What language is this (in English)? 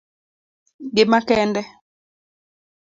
Luo (Kenya and Tanzania)